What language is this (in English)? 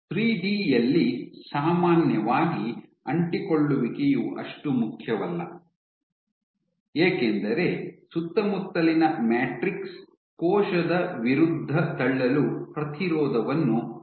Kannada